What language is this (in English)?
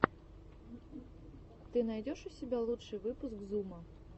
Russian